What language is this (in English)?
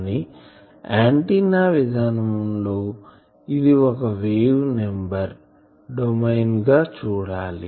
Telugu